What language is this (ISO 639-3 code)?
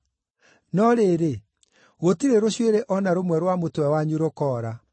kik